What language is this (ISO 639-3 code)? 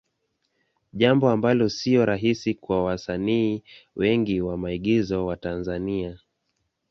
swa